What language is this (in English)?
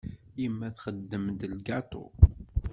Kabyle